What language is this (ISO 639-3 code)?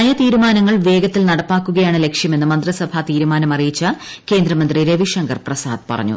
mal